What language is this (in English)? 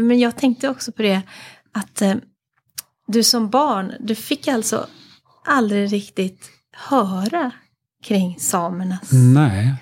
Swedish